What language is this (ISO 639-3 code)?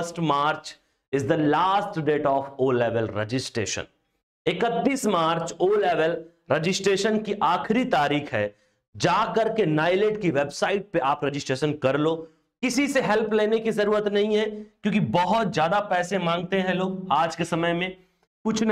hin